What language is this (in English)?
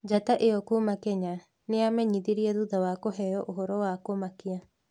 Kikuyu